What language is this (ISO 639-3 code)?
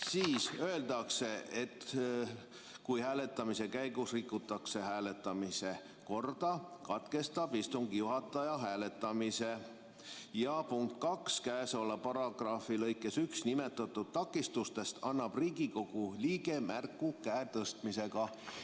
est